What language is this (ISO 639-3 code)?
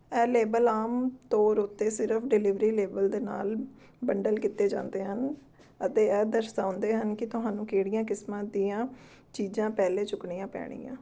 pan